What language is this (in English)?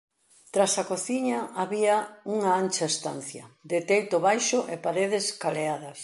Galician